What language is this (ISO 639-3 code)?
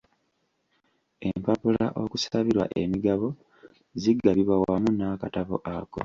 lug